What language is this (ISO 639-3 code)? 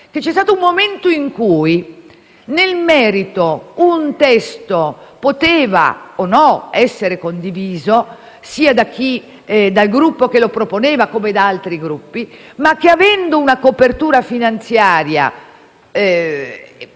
ita